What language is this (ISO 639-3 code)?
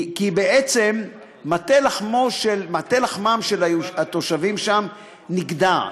heb